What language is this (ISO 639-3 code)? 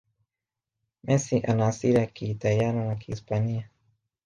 swa